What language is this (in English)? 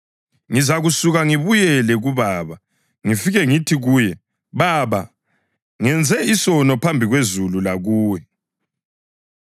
North Ndebele